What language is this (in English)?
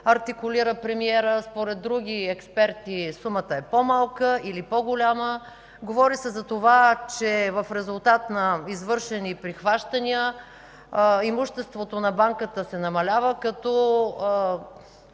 Bulgarian